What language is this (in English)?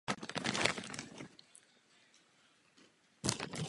Czech